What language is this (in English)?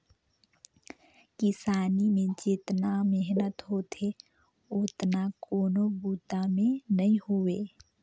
Chhattisgarhi